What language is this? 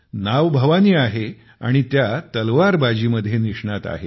Marathi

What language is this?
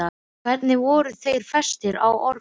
Icelandic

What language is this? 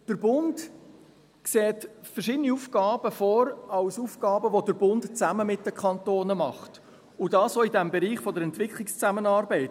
Swiss German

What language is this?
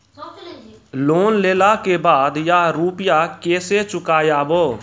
Maithili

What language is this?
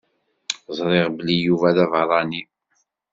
Kabyle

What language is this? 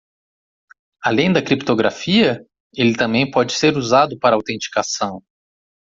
Portuguese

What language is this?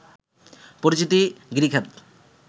Bangla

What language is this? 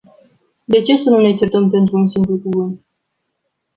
Romanian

